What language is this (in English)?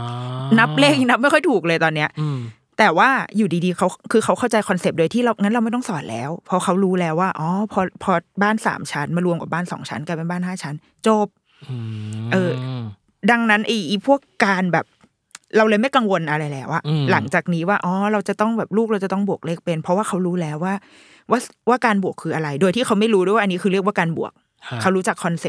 Thai